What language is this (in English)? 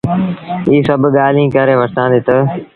Sindhi Bhil